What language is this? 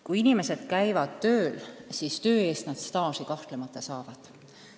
Estonian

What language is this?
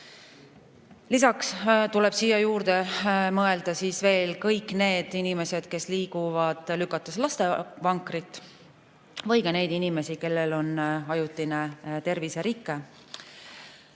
Estonian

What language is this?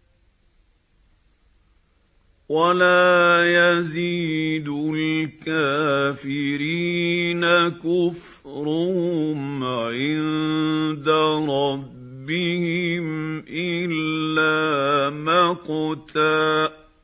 Arabic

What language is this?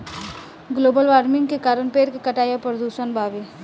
Bhojpuri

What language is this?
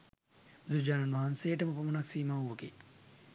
Sinhala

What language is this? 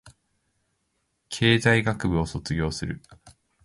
Japanese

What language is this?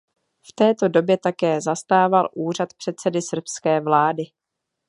Czech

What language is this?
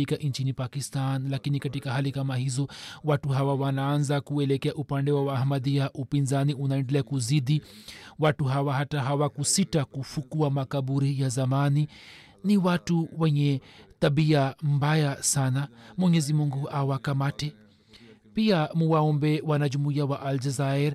Swahili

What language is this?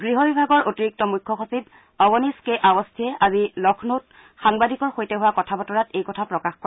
Assamese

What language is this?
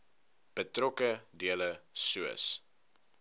Afrikaans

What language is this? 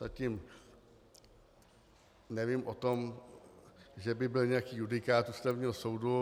Czech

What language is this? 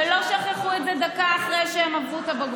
Hebrew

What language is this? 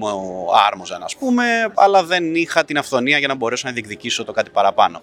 Greek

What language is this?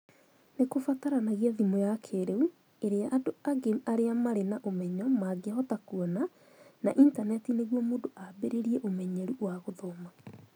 Kikuyu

